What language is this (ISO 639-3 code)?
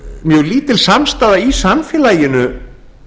isl